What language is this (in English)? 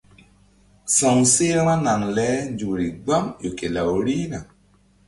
Mbum